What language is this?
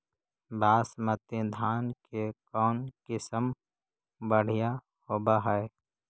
Magahi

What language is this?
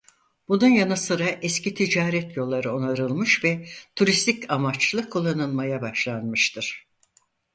Turkish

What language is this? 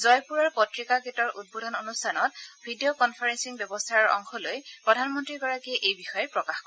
Assamese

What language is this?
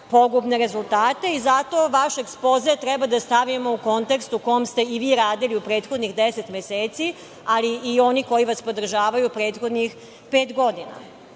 Serbian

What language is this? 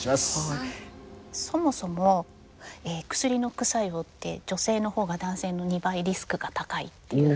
Japanese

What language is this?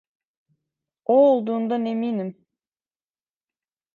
Turkish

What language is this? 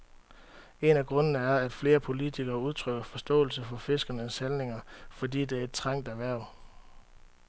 Danish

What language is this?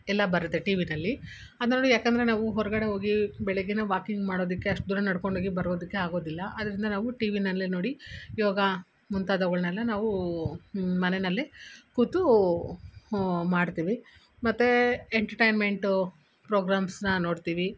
Kannada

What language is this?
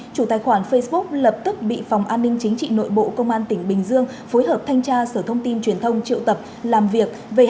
Vietnamese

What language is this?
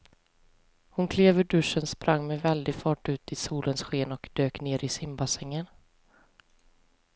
Swedish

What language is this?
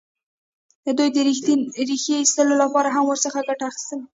Pashto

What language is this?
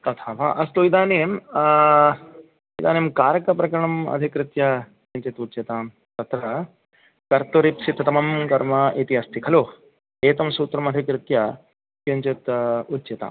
Sanskrit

